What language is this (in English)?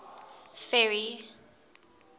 English